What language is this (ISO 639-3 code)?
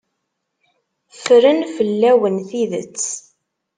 kab